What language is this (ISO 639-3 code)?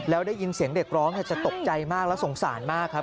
tha